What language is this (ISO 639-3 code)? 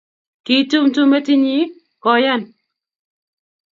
kln